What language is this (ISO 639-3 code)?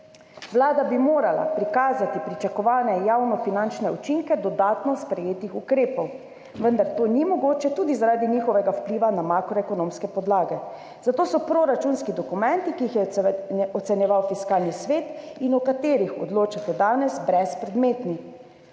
slv